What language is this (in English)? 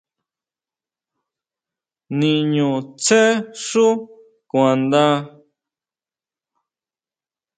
Huautla Mazatec